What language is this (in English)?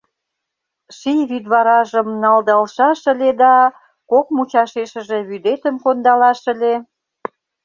Mari